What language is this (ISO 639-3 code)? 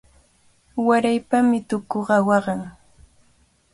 qvl